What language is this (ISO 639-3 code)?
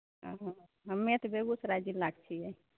mai